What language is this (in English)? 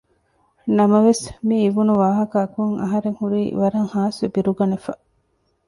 Divehi